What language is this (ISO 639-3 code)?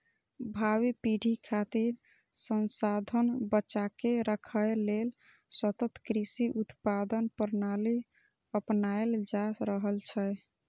mai